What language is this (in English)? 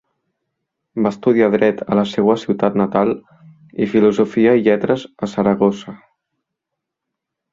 Catalan